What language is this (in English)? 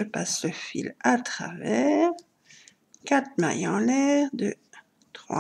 French